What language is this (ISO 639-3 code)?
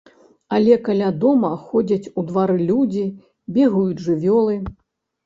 bel